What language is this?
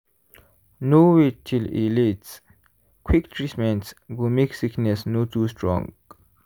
Nigerian Pidgin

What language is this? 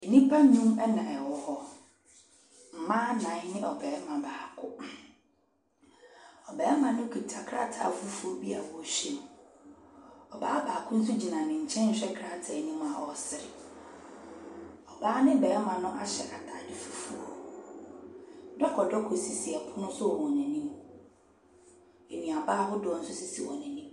Akan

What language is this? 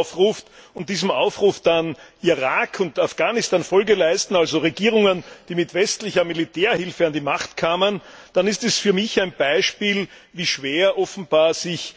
German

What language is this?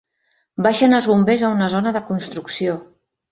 Catalan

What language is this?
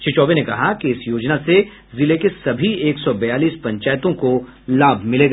Hindi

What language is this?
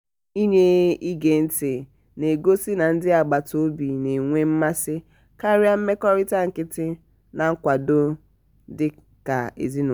Igbo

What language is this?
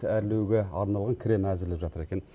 Kazakh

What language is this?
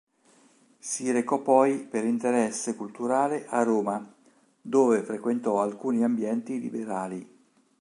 Italian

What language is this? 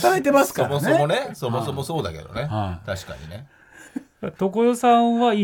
Japanese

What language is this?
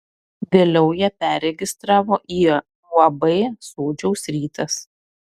Lithuanian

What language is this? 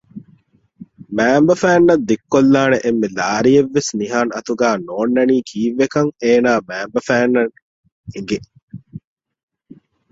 Divehi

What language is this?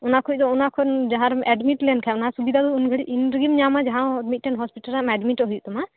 Santali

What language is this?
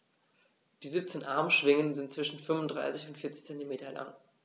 German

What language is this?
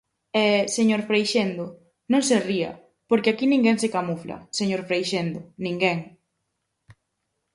Galician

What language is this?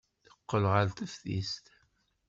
Kabyle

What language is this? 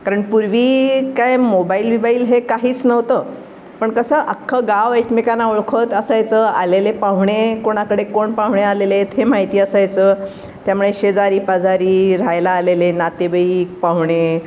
Marathi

